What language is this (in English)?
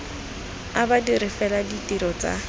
Tswana